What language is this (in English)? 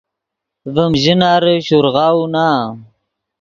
Yidgha